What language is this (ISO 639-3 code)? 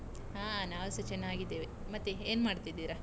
kan